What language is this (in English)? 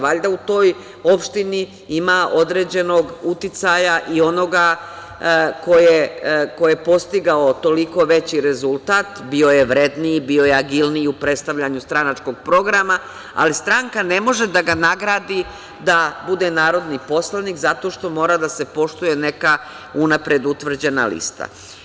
Serbian